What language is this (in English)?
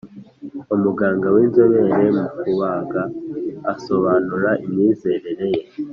Kinyarwanda